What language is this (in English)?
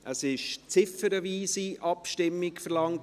Swiss German